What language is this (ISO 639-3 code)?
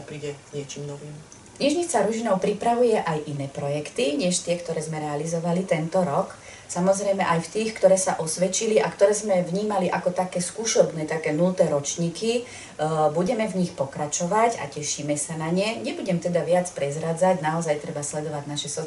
slk